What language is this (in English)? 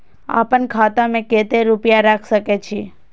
Maithili